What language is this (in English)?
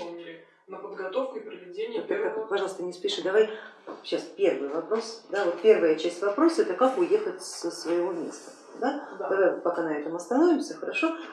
Russian